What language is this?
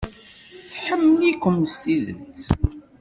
Kabyle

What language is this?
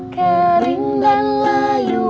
Indonesian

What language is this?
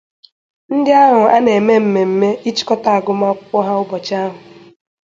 Igbo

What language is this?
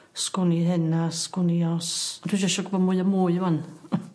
Welsh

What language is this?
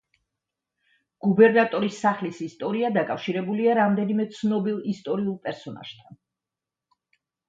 Georgian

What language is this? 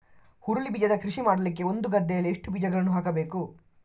Kannada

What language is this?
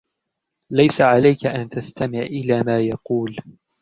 Arabic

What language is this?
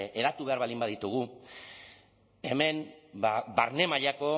Basque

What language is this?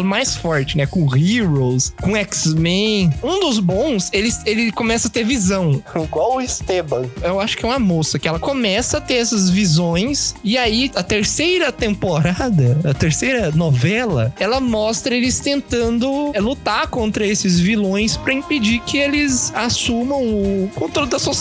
Portuguese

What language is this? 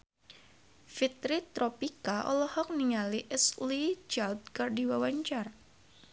Sundanese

